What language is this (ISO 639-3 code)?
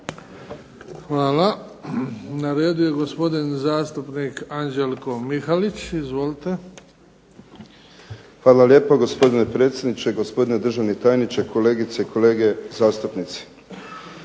hrv